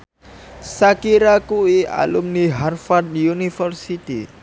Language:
Javanese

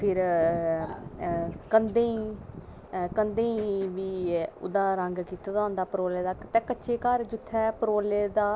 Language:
Dogri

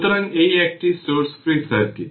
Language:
Bangla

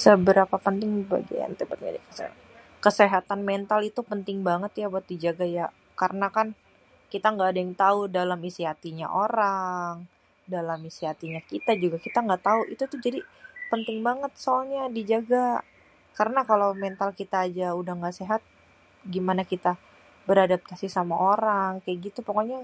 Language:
Betawi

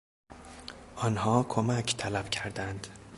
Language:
Persian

